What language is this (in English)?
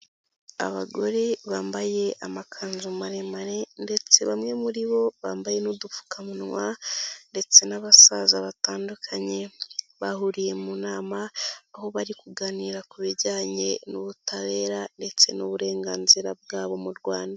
Kinyarwanda